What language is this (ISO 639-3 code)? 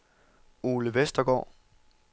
dan